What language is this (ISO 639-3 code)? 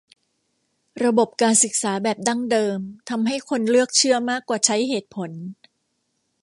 tha